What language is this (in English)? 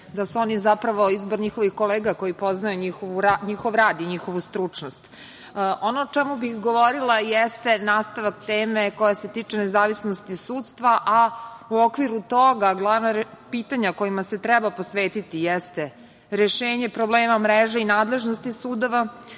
Serbian